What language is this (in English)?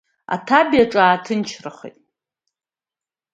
Abkhazian